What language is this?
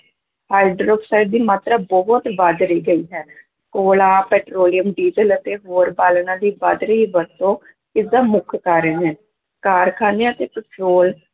Punjabi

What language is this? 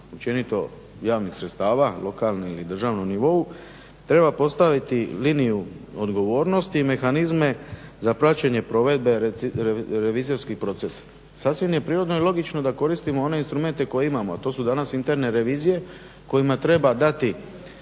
Croatian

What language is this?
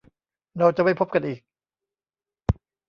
Thai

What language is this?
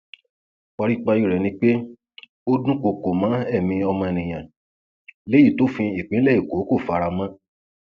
Yoruba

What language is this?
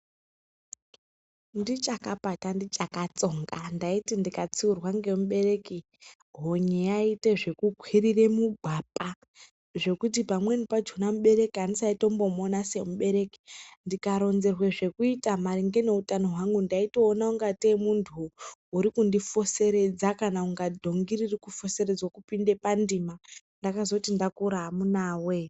Ndau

